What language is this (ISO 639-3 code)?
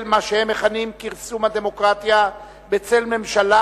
heb